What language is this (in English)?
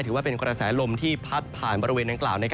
Thai